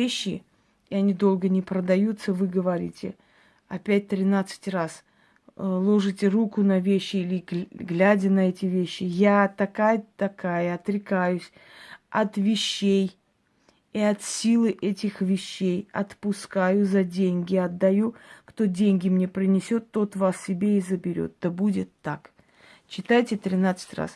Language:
Russian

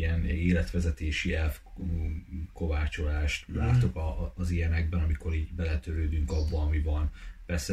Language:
Hungarian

